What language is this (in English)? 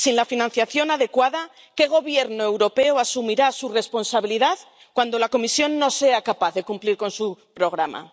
Spanish